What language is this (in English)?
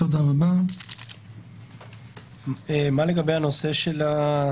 Hebrew